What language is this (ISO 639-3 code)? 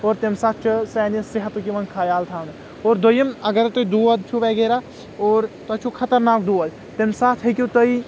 kas